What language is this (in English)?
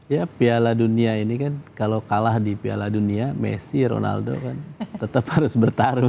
Indonesian